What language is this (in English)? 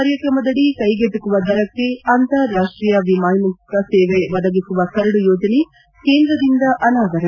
Kannada